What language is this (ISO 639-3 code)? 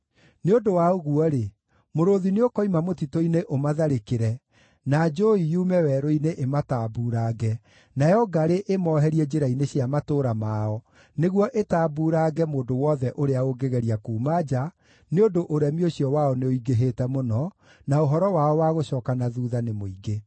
kik